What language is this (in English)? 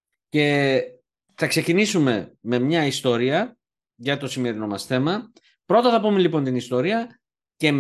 Greek